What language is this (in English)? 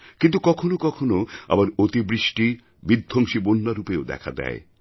Bangla